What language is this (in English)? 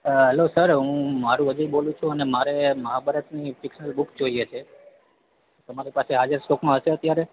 Gujarati